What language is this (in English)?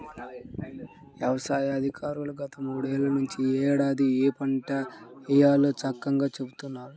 Telugu